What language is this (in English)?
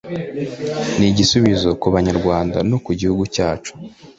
Kinyarwanda